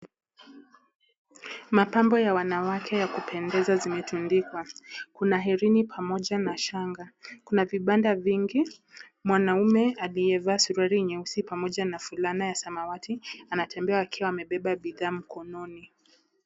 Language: Swahili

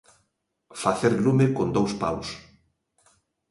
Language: Galician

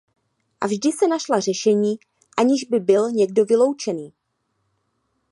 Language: Czech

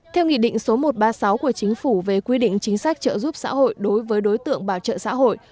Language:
Vietnamese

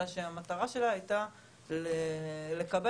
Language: Hebrew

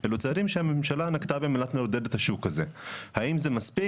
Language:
Hebrew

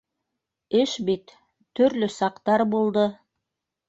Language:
Bashkir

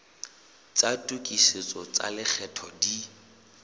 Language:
Southern Sotho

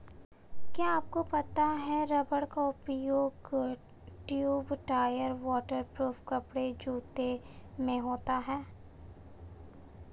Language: Hindi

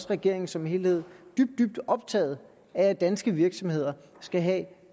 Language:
Danish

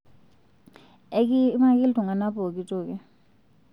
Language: Masai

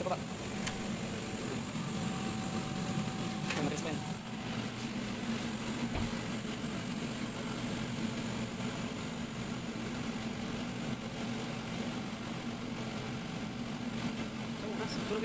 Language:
Polish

